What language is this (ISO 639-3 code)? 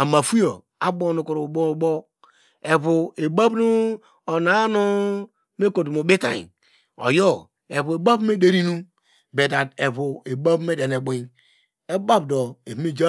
deg